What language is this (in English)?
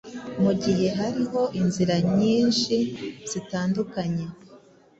Kinyarwanda